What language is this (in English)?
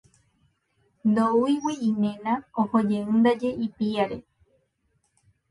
Guarani